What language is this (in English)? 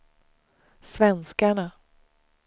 Swedish